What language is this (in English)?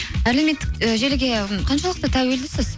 Kazakh